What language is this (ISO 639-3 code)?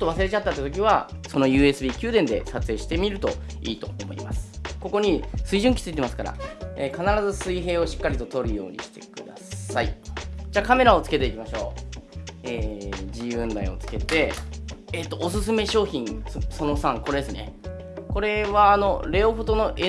jpn